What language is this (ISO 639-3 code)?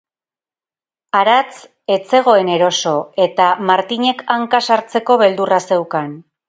eus